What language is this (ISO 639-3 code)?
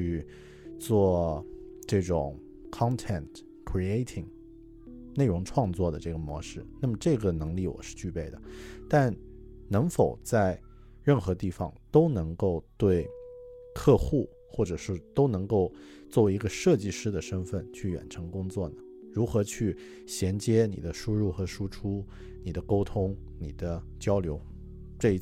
zho